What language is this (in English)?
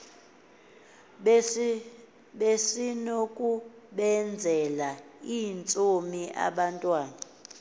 Xhosa